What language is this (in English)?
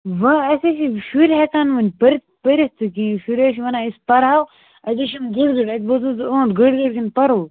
Kashmiri